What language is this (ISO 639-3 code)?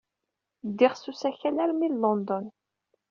kab